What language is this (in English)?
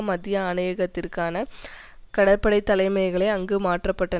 Tamil